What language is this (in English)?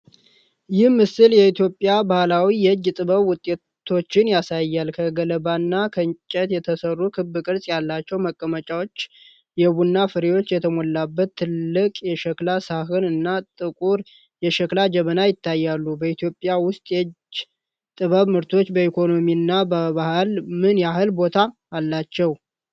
Amharic